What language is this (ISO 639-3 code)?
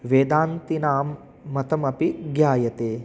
san